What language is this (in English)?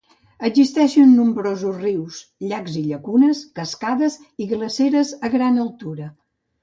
Catalan